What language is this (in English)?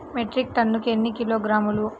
Telugu